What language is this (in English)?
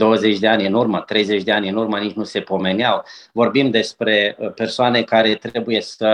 Romanian